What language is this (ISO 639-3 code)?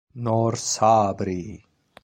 ita